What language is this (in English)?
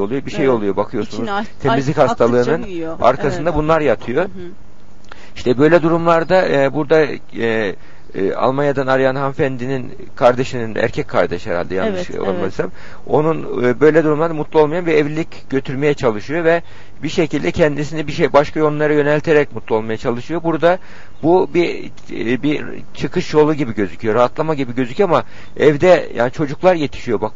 Turkish